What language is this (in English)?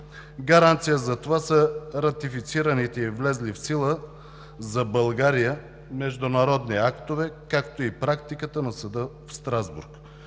Bulgarian